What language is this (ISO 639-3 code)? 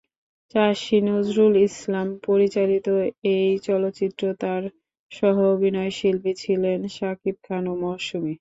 ben